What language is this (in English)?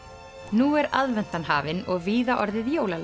Icelandic